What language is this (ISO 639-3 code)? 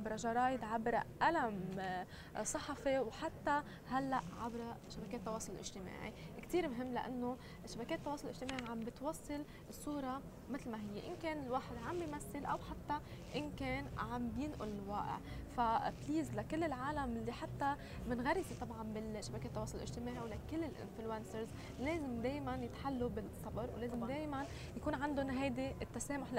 ara